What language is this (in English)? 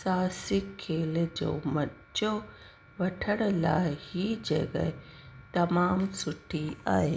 Sindhi